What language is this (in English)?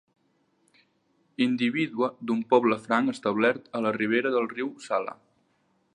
Catalan